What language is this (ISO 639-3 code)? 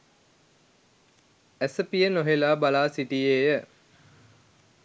sin